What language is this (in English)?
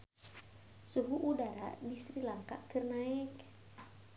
Sundanese